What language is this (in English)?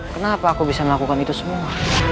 Indonesian